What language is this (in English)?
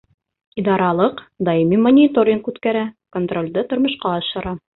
Bashkir